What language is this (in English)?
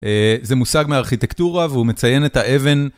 Hebrew